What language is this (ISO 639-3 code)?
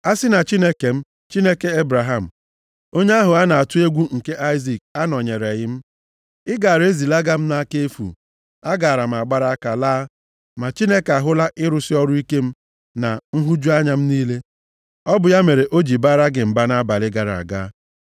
ibo